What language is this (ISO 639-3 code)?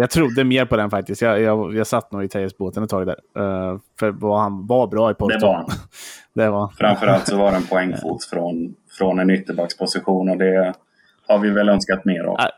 swe